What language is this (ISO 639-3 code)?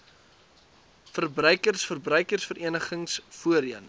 afr